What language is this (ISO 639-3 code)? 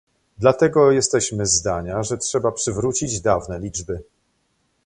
pol